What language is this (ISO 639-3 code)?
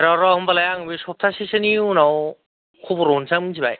brx